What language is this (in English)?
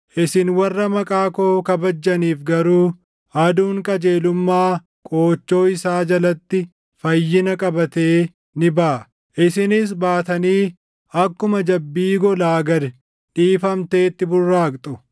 Oromo